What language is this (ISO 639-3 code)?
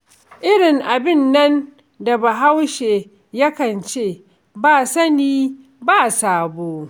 hau